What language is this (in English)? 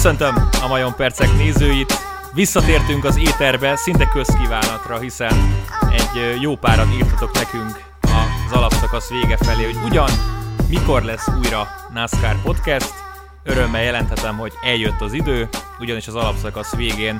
Hungarian